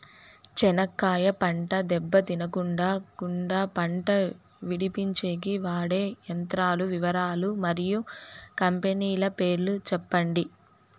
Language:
Telugu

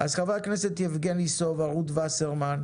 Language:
Hebrew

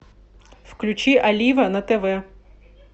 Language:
Russian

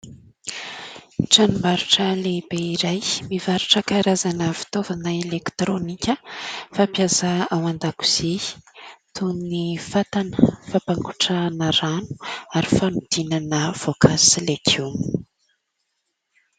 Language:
Malagasy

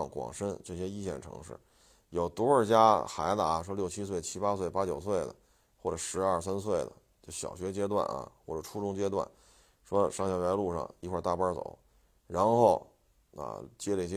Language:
Chinese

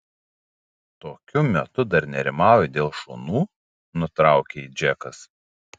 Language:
Lithuanian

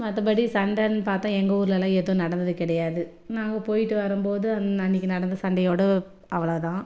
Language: Tamil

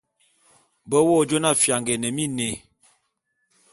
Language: Bulu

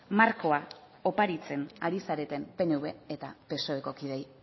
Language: Basque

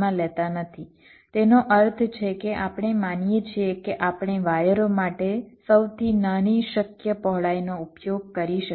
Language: Gujarati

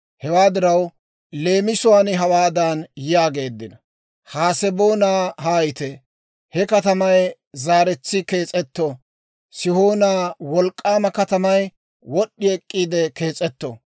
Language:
Dawro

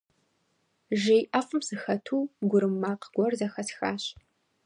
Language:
Kabardian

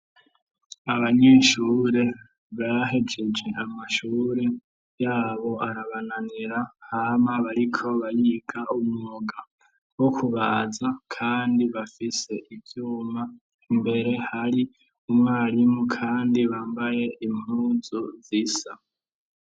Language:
Rundi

